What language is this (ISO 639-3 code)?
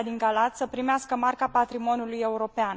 ron